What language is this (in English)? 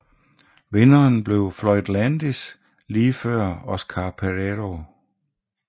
Danish